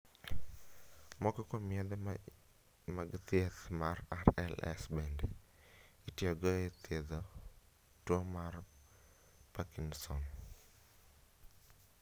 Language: Luo (Kenya and Tanzania)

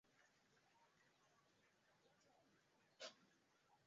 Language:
Swahili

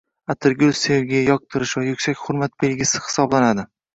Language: Uzbek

